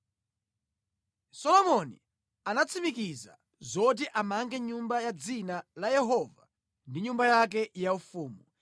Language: Nyanja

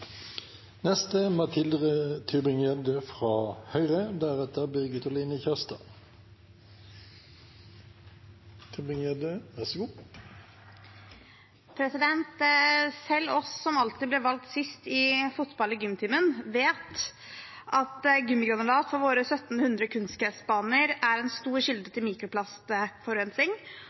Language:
Norwegian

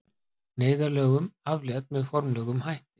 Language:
Icelandic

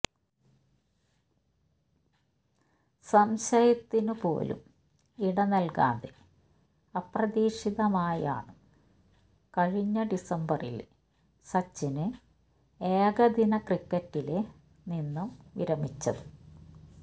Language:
Malayalam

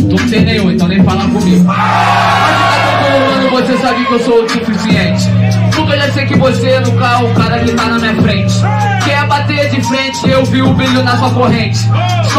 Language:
Portuguese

